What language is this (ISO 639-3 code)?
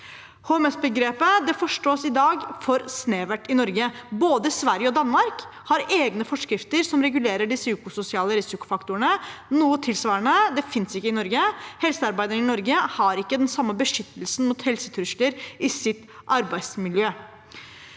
nor